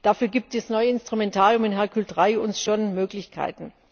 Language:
German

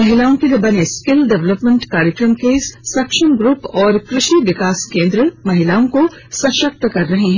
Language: Hindi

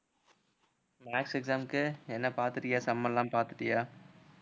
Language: Tamil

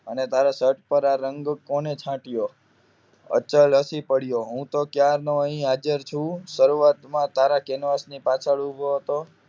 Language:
Gujarati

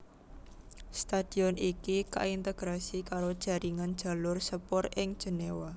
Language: Javanese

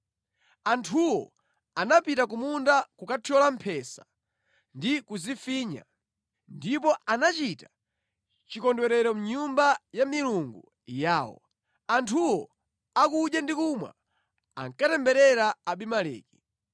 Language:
Nyanja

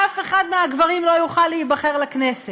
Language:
Hebrew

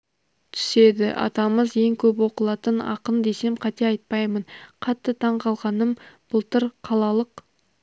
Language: Kazakh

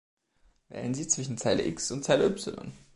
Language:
German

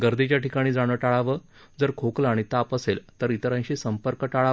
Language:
Marathi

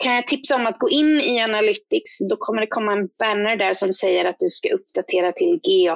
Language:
Swedish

